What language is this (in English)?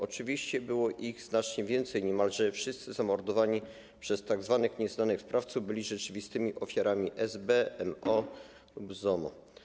Polish